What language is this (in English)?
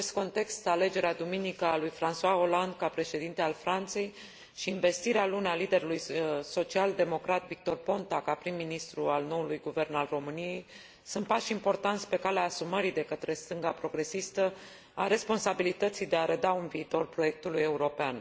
Romanian